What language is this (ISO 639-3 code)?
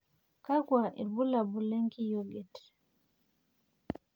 mas